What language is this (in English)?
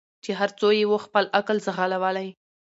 Pashto